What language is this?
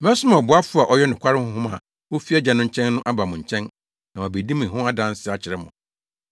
Akan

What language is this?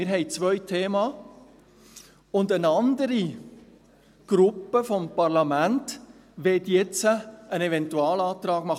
Swiss German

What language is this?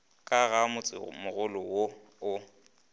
Northern Sotho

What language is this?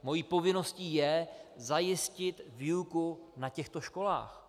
Czech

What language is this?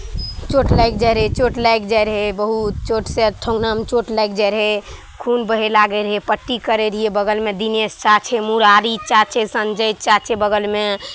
Maithili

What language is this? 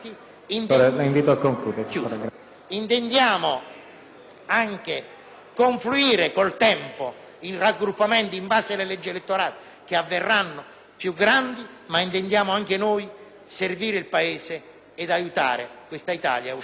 Italian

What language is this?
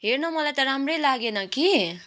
Nepali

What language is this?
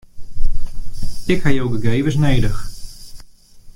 Western Frisian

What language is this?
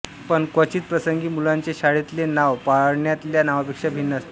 Marathi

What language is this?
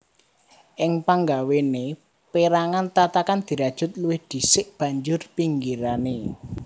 Javanese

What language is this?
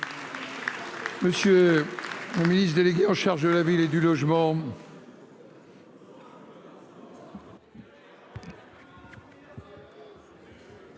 French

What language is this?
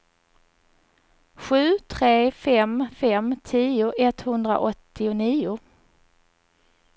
Swedish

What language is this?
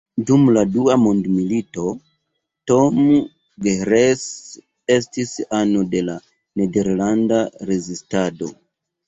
Esperanto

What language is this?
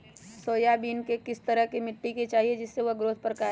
Magahi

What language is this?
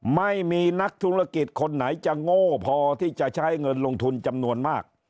Thai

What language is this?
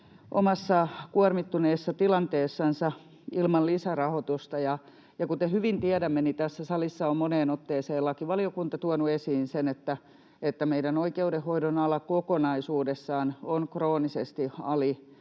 Finnish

